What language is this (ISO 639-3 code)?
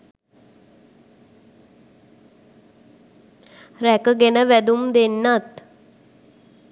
sin